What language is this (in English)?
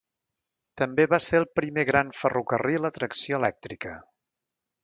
Catalan